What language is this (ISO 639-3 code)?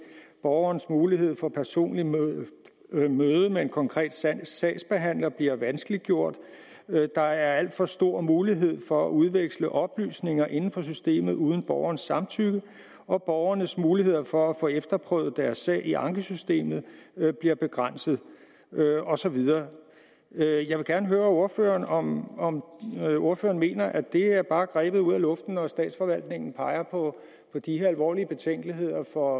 dan